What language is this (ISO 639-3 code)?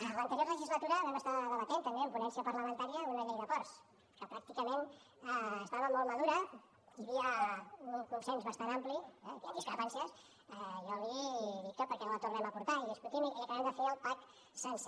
cat